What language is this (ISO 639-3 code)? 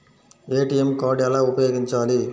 tel